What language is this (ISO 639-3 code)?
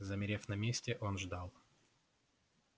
rus